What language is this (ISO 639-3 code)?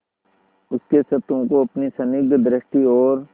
hin